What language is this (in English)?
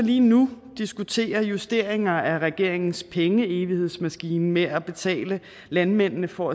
Danish